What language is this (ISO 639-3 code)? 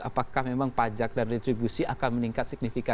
ind